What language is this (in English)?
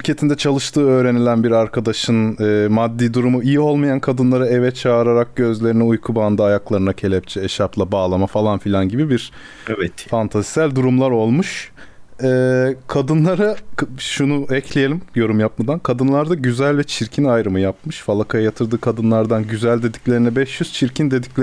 Turkish